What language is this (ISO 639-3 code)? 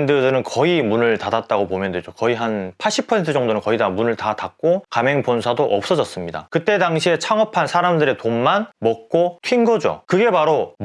kor